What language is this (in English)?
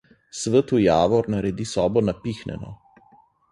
Slovenian